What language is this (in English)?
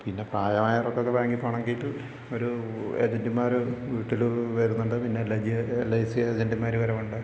Malayalam